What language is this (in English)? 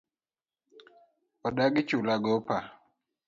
Luo (Kenya and Tanzania)